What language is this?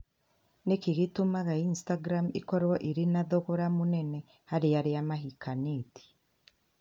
Kikuyu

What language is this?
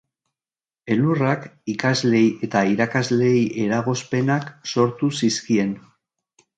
Basque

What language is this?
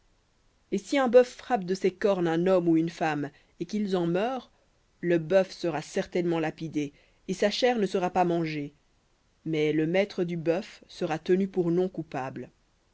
French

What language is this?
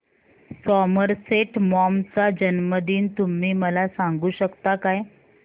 Marathi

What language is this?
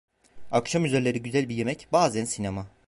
Turkish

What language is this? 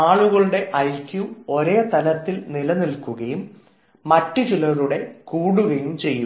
Malayalam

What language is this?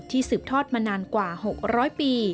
Thai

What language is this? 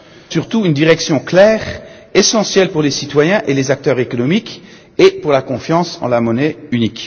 French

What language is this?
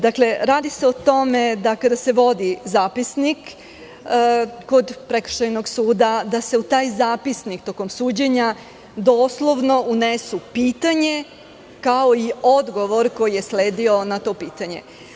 Serbian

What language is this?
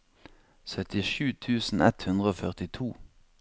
Norwegian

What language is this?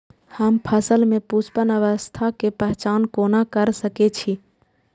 Maithili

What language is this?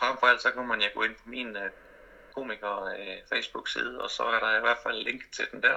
Danish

